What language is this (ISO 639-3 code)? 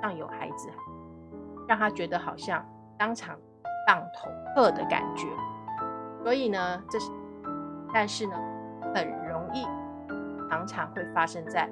zho